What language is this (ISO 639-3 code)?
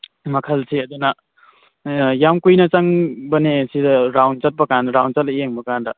mni